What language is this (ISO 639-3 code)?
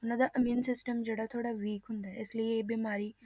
pan